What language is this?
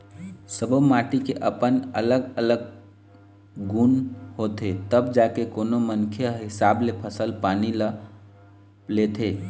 Chhattisgarhi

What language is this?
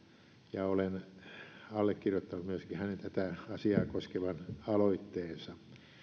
Finnish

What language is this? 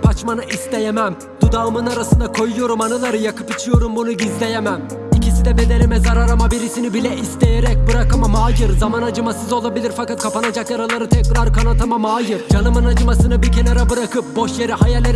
Turkish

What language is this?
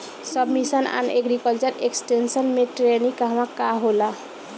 Bhojpuri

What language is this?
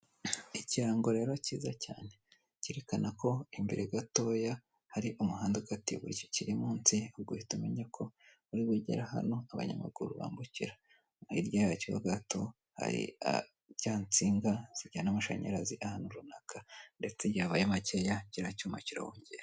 Kinyarwanda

